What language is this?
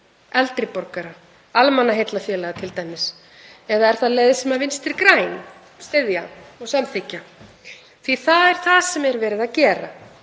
Icelandic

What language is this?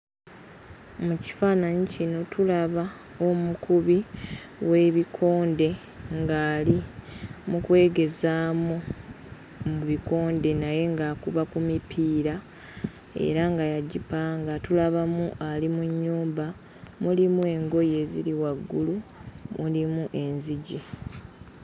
Ganda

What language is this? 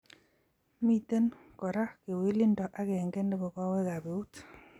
Kalenjin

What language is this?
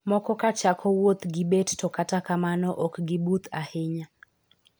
Luo (Kenya and Tanzania)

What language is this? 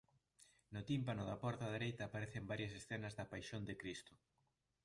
Galician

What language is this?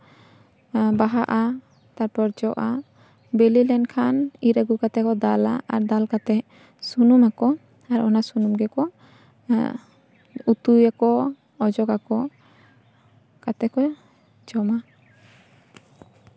Santali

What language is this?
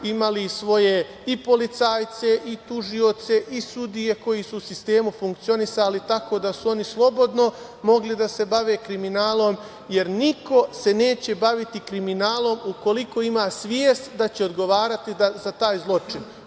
Serbian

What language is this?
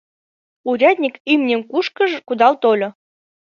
Mari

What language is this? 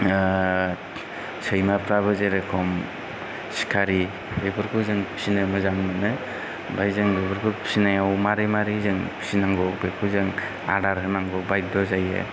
Bodo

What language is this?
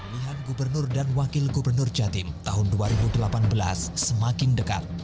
Indonesian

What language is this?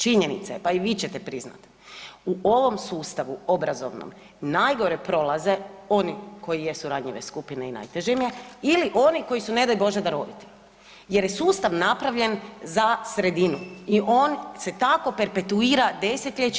Croatian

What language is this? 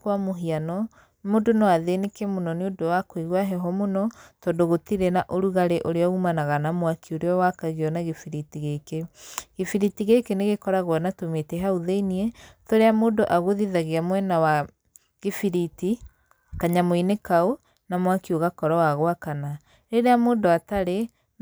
Kikuyu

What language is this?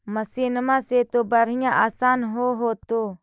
Magahi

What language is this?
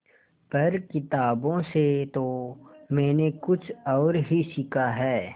Hindi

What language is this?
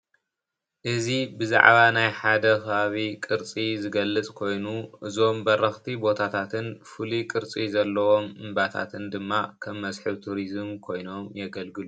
Tigrinya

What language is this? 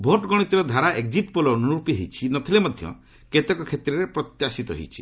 Odia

